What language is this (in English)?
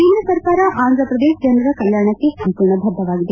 Kannada